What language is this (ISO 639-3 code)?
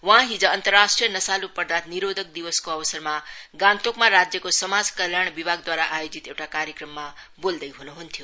nep